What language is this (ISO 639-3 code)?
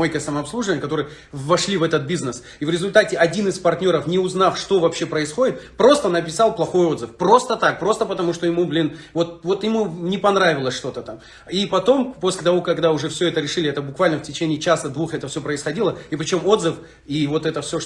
rus